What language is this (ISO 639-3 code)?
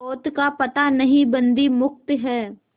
hin